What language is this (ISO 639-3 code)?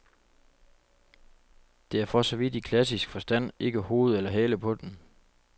dan